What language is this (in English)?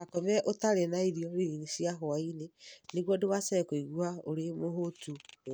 Kikuyu